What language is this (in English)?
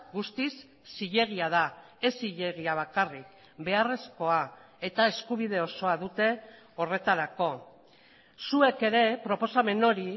Basque